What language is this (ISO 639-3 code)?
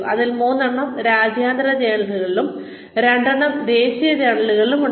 mal